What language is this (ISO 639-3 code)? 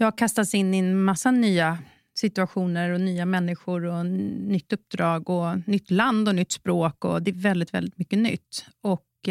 swe